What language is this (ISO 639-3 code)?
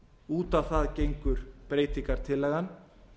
isl